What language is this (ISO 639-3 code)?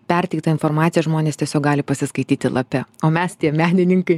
lit